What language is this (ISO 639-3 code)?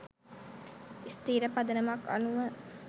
sin